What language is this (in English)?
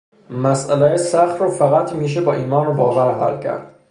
Persian